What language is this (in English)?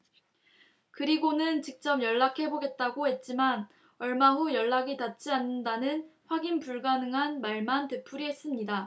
Korean